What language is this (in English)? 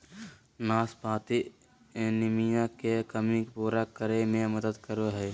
Magahi